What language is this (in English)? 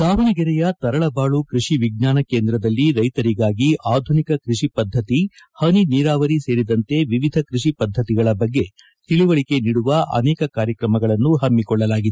Kannada